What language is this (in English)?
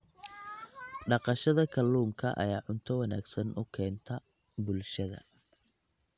Somali